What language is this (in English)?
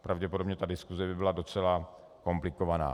Czech